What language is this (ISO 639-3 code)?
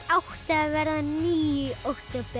isl